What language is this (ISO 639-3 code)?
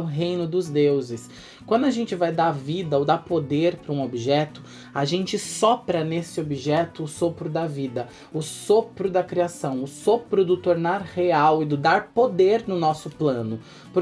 por